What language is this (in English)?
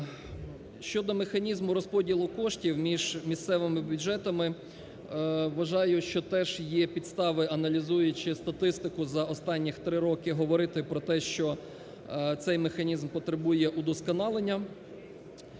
Ukrainian